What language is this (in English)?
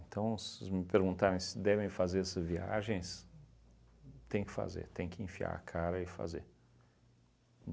Portuguese